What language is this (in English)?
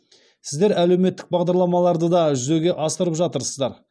Kazakh